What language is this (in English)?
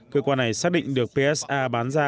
Vietnamese